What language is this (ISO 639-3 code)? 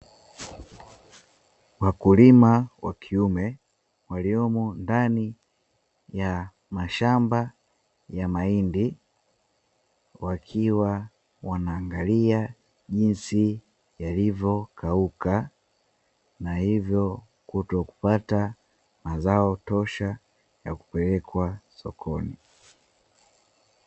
swa